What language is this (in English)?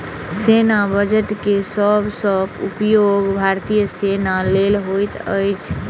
Maithili